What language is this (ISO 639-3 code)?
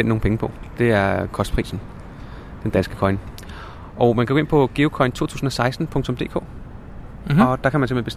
dan